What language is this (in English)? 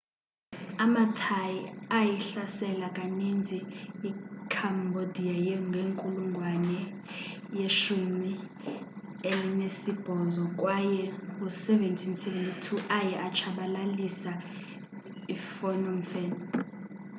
Xhosa